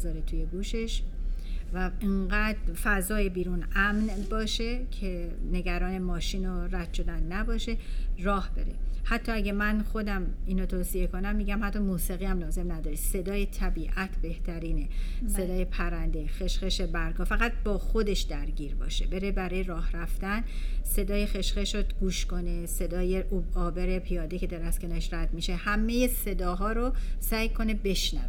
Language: Persian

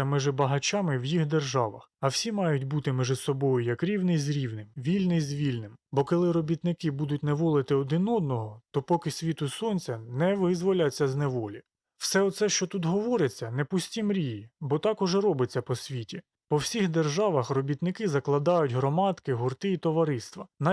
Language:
Ukrainian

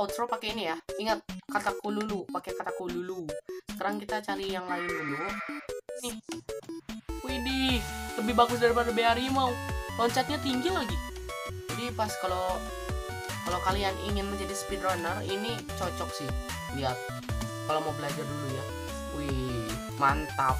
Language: Indonesian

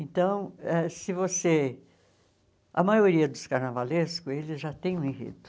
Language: Portuguese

